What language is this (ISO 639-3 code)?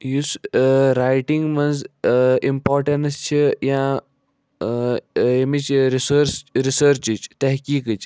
kas